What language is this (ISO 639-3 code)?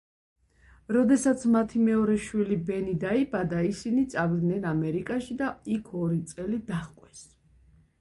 kat